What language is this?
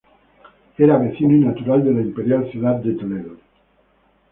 Spanish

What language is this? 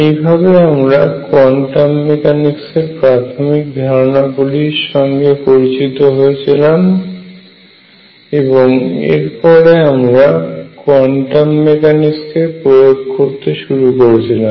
Bangla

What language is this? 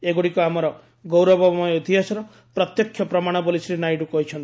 Odia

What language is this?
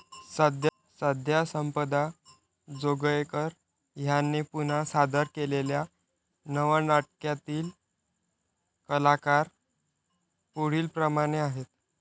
Marathi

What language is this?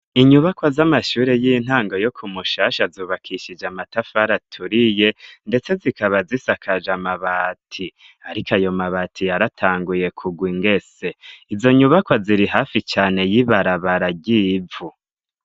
Rundi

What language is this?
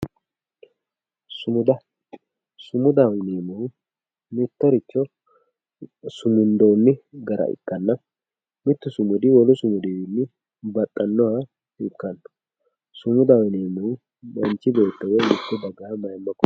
Sidamo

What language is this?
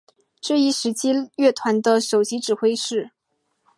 Chinese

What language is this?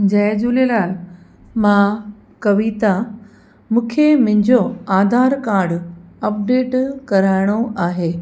Sindhi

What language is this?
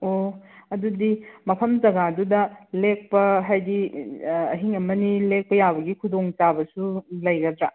Manipuri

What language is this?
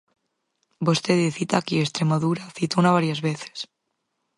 Galician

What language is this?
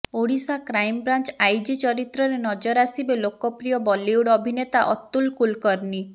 Odia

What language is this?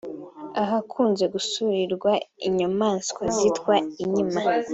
Kinyarwanda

